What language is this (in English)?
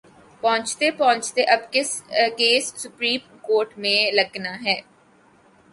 Urdu